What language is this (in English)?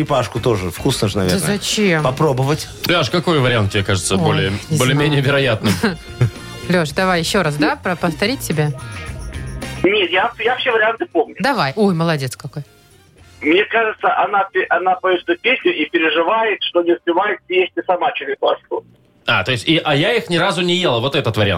Russian